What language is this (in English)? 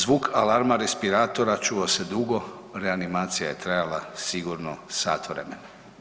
Croatian